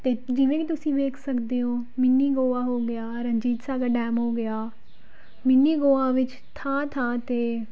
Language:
Punjabi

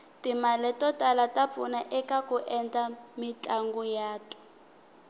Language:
Tsonga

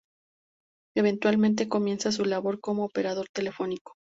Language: Spanish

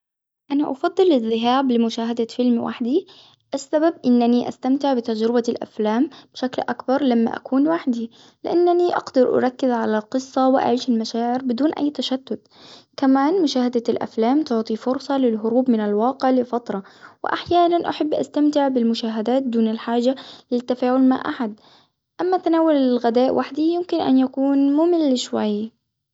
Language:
Hijazi Arabic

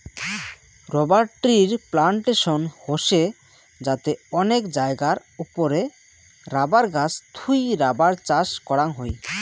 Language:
Bangla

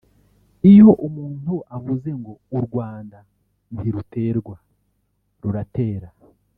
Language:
Kinyarwanda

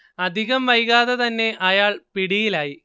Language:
Malayalam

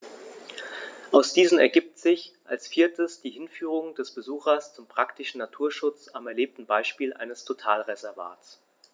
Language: German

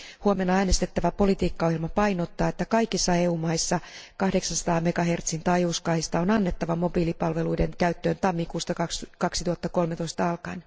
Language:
Finnish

